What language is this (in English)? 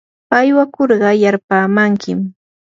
Yanahuanca Pasco Quechua